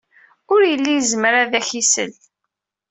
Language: Kabyle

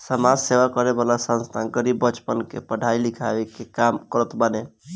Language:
Bhojpuri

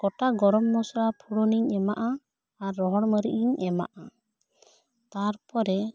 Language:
Santali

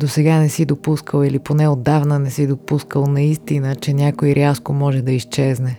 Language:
Bulgarian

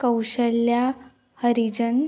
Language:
Konkani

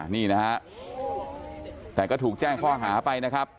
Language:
Thai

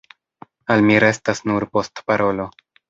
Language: Esperanto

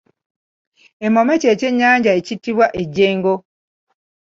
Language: Ganda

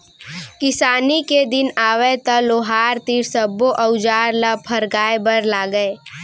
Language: Chhattisgarhi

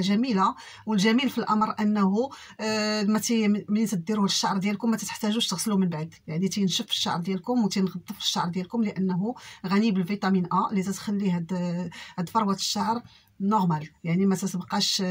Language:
Arabic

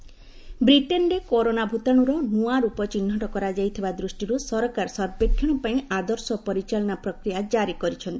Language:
Odia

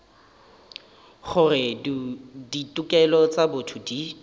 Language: Northern Sotho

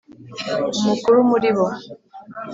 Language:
Kinyarwanda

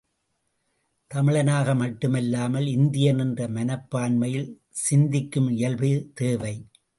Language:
Tamil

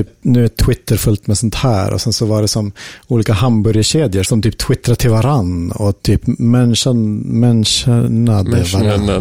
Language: Swedish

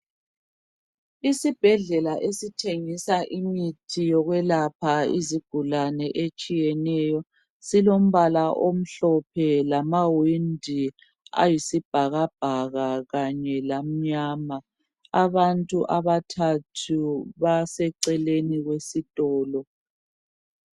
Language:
North Ndebele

